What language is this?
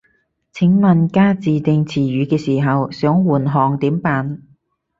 Cantonese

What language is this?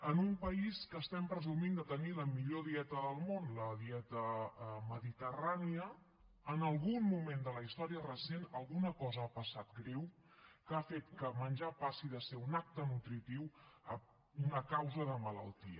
Catalan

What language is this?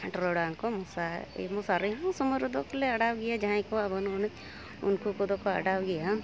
Santali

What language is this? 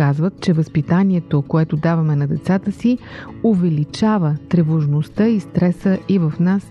Bulgarian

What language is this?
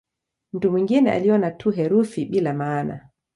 Swahili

